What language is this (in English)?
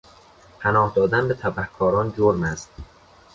Persian